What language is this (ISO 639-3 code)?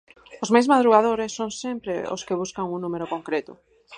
glg